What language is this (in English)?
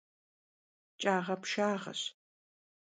Kabardian